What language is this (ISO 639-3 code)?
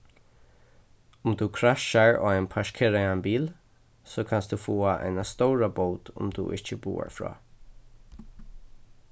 fao